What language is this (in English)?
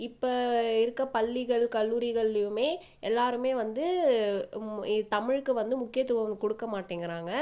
Tamil